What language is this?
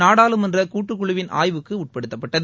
Tamil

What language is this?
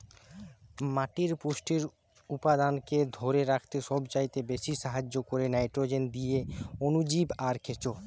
Bangla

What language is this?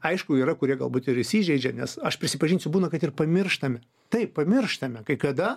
Lithuanian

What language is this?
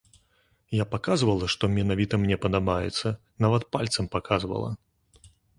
Belarusian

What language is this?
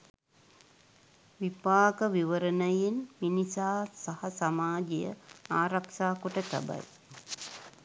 Sinhala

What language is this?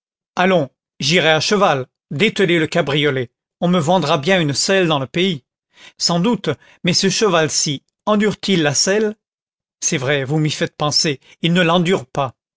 French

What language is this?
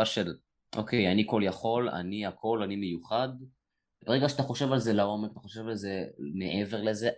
Hebrew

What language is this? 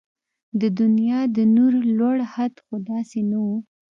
Pashto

